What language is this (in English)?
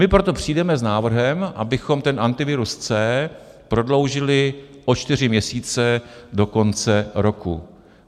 Czech